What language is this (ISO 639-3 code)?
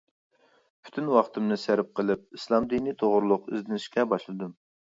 uig